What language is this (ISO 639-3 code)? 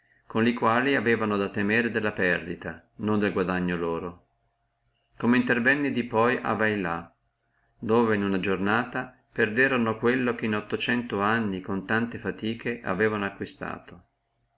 ita